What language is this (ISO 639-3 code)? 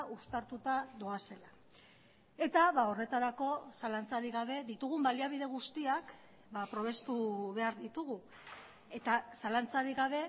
eus